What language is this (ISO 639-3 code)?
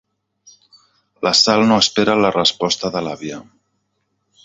cat